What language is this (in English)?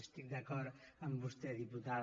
Catalan